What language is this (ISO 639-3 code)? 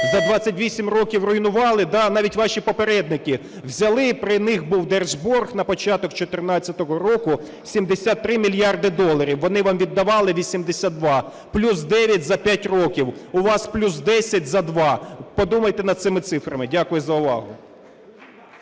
ukr